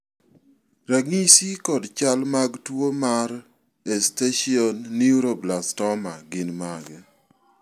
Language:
Luo (Kenya and Tanzania)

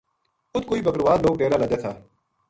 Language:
Gujari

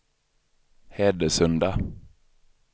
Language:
Swedish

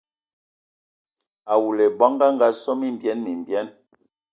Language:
Ewondo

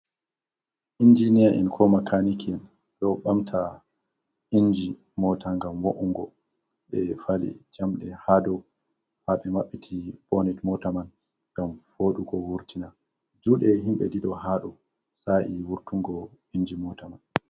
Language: Fula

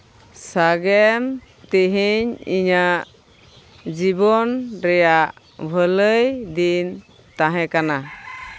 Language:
Santali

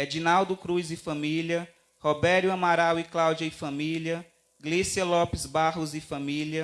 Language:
Portuguese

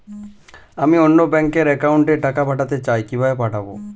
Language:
Bangla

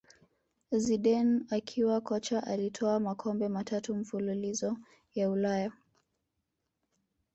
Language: Swahili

